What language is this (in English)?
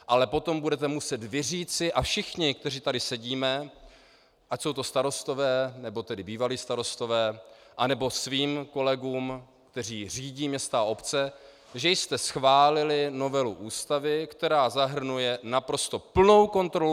Czech